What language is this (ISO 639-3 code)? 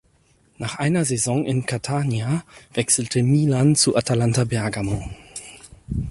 deu